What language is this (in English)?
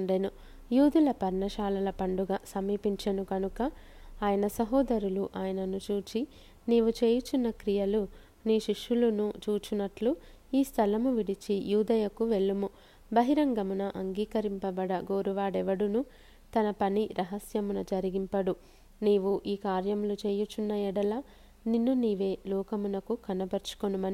Telugu